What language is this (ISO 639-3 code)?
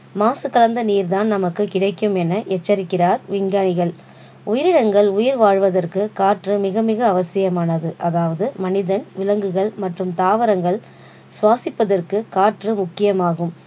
tam